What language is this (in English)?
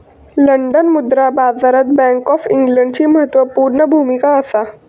Marathi